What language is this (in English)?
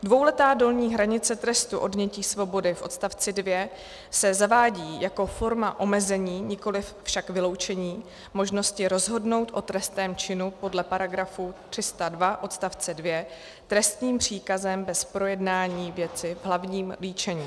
Czech